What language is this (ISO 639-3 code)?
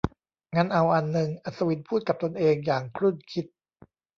tha